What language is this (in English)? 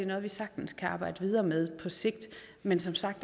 Danish